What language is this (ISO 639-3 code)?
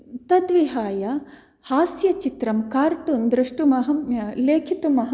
san